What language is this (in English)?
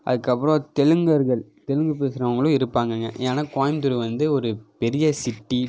Tamil